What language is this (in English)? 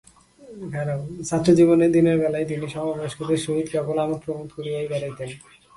Bangla